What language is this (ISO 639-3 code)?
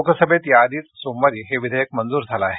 mar